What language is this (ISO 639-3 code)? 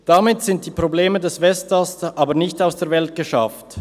gsw